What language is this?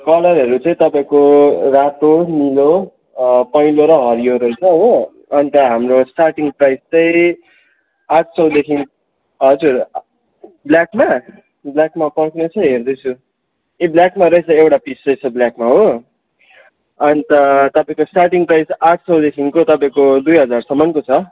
Nepali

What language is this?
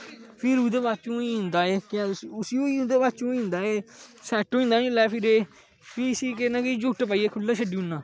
Dogri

